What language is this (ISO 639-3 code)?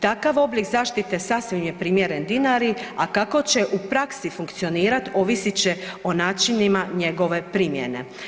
hrv